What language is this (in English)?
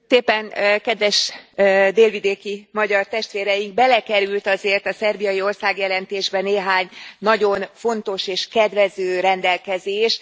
Hungarian